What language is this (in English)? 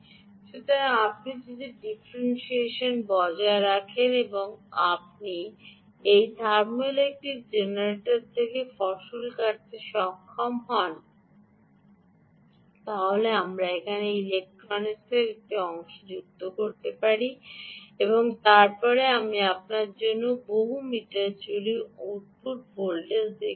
Bangla